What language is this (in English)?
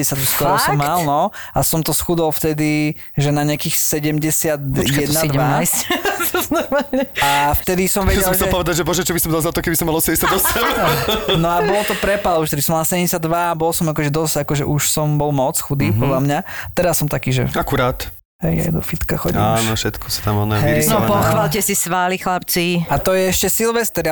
Slovak